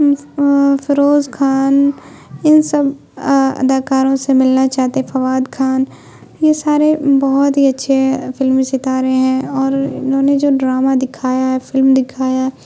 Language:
Urdu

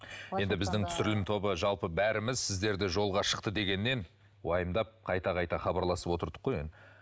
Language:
Kazakh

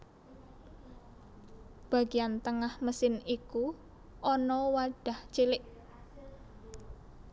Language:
Javanese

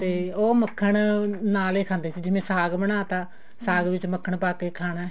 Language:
Punjabi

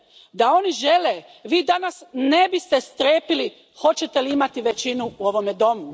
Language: Croatian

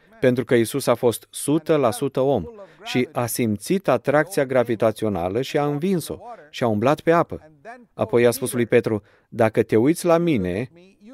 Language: Romanian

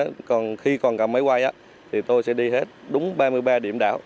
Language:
Vietnamese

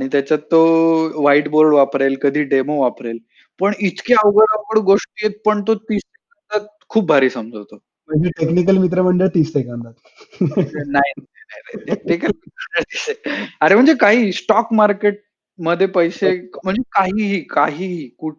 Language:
Marathi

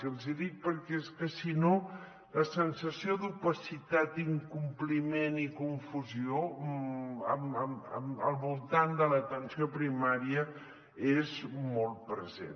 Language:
Catalan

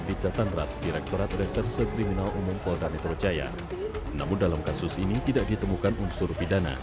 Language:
Indonesian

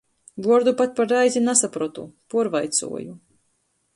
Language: Latgalian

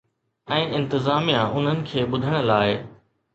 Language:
Sindhi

